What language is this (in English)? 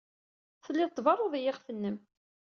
Kabyle